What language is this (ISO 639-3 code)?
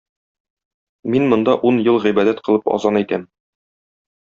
tat